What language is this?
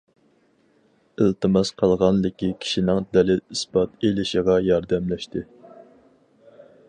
Uyghur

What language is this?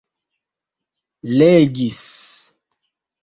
Esperanto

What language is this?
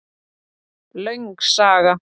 Icelandic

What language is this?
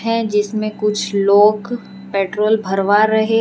Hindi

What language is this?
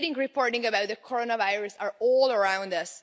English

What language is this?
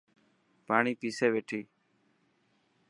Dhatki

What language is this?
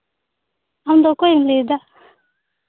Santali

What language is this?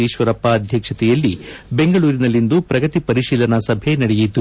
Kannada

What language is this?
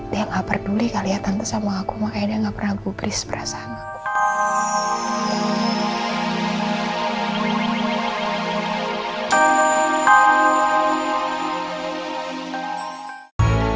Indonesian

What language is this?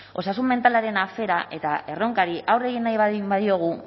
Basque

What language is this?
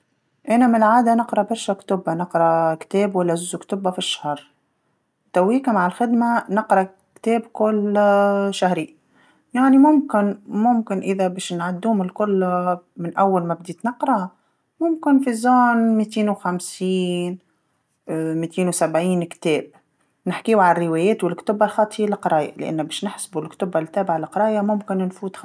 Tunisian Arabic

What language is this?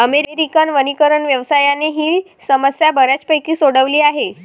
Marathi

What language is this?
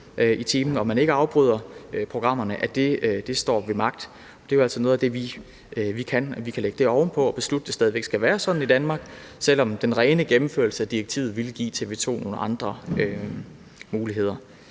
Danish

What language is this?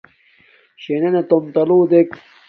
Domaaki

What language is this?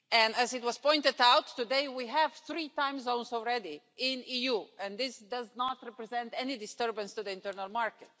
English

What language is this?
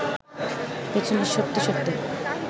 Bangla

